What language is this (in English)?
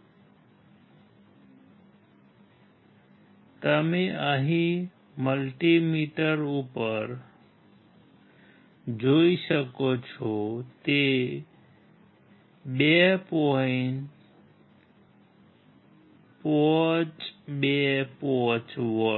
Gujarati